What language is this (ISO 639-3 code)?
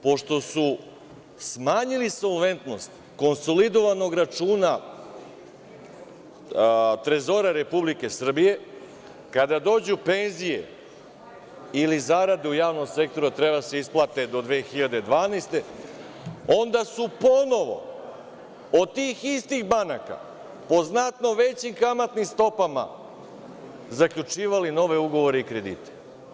srp